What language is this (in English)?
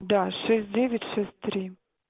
Russian